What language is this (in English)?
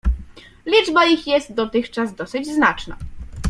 Polish